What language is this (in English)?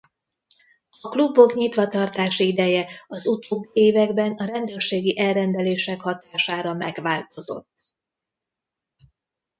Hungarian